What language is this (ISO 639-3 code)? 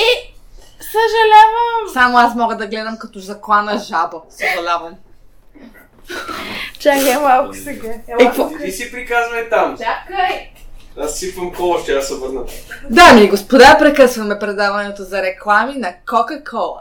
bul